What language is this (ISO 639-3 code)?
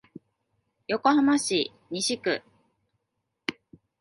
jpn